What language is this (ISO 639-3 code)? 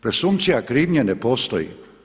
hrv